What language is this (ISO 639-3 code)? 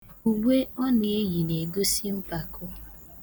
ibo